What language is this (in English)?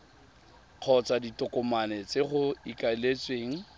Tswana